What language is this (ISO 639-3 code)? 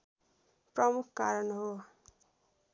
nep